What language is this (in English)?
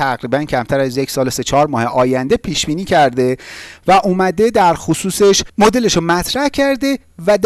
Persian